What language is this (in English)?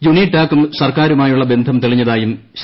Malayalam